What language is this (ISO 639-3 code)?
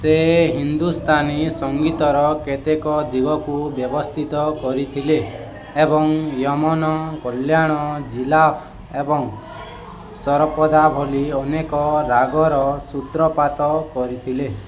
ori